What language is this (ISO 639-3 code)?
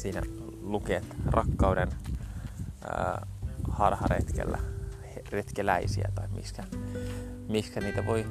fin